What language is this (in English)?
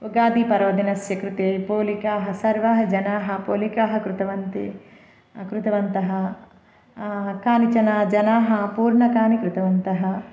Sanskrit